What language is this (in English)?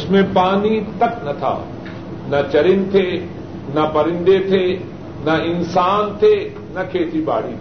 Urdu